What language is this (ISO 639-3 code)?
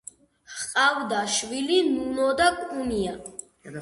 kat